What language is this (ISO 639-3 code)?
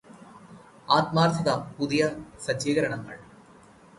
mal